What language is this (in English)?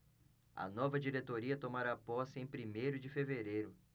Portuguese